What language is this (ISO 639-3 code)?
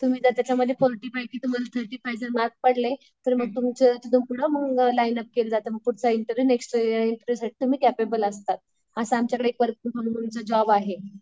mar